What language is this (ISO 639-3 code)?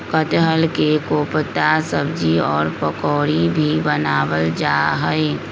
mag